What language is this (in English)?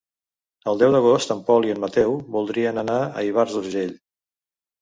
Catalan